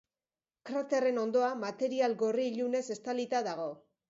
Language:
Basque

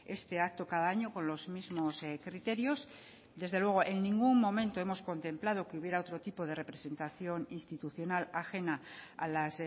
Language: Spanish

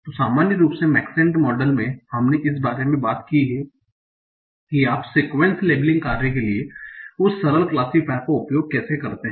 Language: Hindi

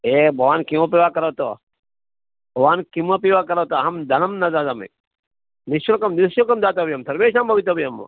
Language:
Sanskrit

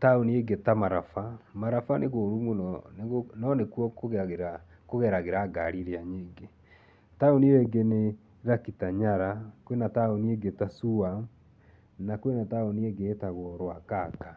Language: Kikuyu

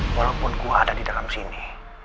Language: Indonesian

